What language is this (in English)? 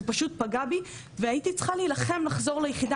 Hebrew